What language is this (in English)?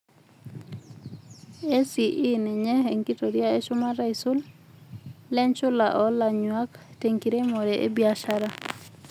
Masai